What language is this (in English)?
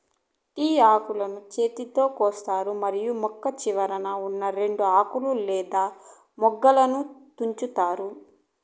Telugu